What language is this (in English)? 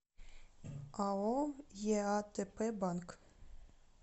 Russian